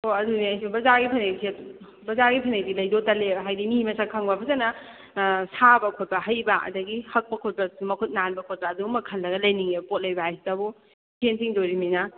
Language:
Manipuri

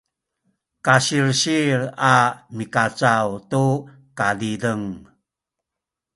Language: Sakizaya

